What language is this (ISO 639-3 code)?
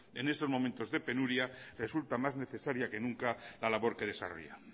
spa